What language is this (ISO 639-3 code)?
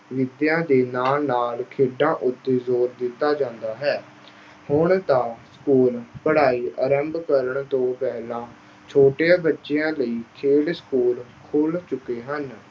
pan